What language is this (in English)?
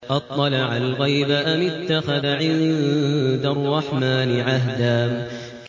Arabic